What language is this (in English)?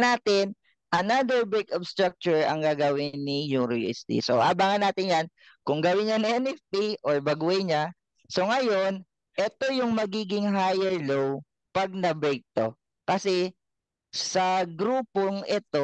Filipino